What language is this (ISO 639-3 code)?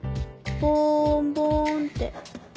jpn